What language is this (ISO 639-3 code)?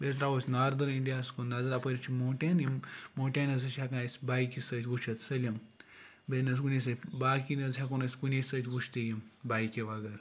kas